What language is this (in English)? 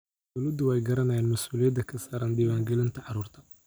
Somali